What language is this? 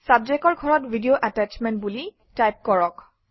Assamese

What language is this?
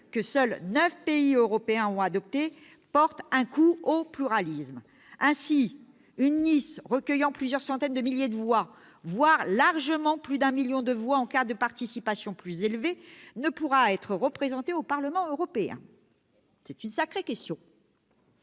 French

